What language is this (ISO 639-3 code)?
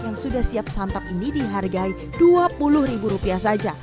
ind